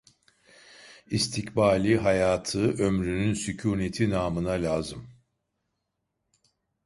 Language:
Turkish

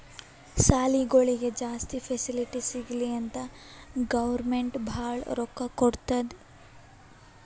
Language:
Kannada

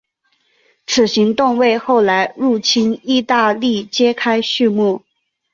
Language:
Chinese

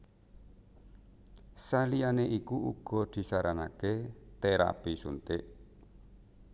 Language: Javanese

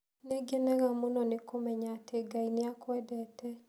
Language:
Kikuyu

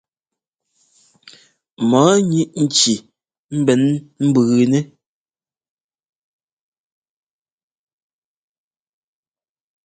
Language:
Ngomba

